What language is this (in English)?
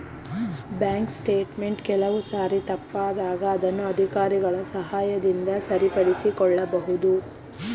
Kannada